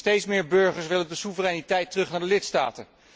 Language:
Dutch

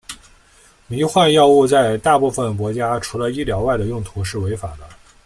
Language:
Chinese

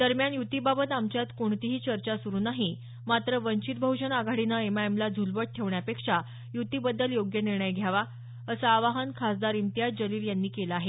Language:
Marathi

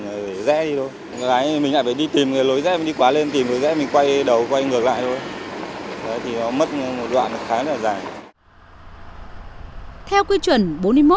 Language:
Vietnamese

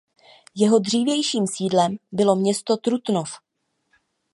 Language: Czech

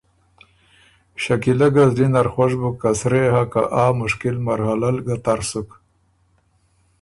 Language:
Ormuri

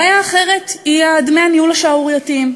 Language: Hebrew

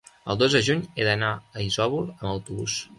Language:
Catalan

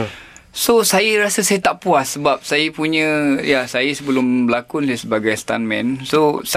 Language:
Malay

